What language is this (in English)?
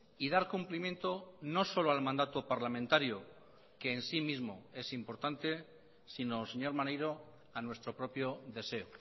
Spanish